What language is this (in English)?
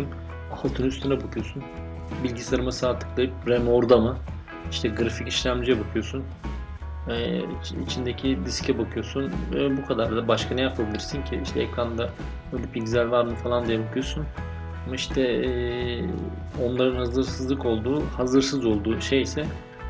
Turkish